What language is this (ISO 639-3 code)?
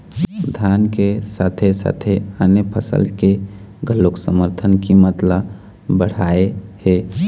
hne